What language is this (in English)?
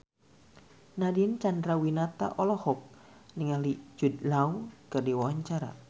Sundanese